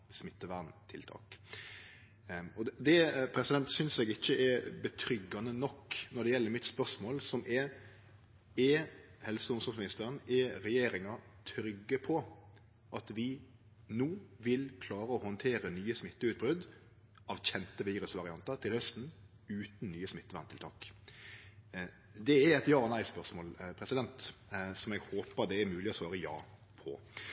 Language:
Norwegian Nynorsk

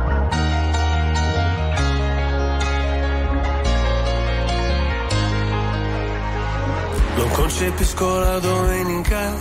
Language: Italian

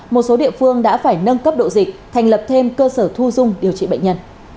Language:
Vietnamese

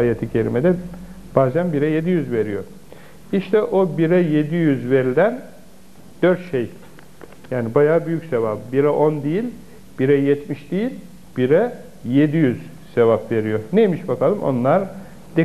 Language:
Turkish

